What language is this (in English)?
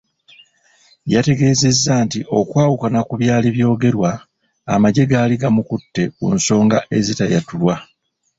Ganda